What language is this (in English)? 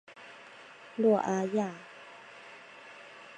Chinese